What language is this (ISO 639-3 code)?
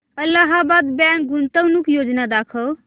mar